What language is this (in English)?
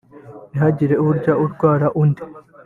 Kinyarwanda